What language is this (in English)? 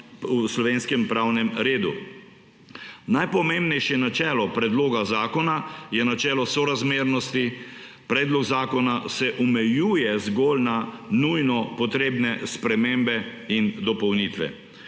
Slovenian